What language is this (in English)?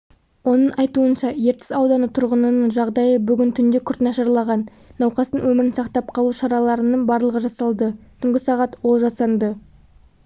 Kazakh